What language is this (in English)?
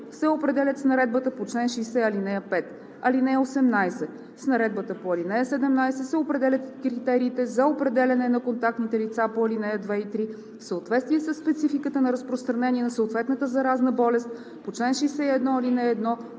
Bulgarian